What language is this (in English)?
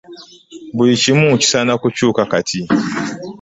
Ganda